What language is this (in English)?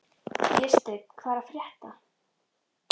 Icelandic